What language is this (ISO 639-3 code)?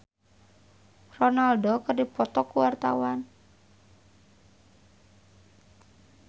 sun